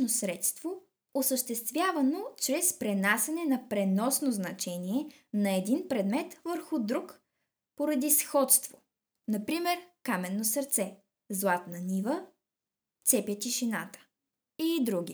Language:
Bulgarian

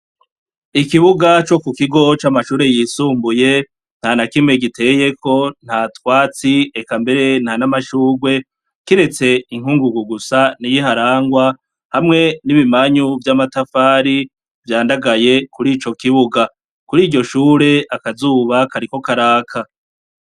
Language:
Rundi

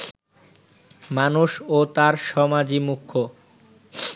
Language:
Bangla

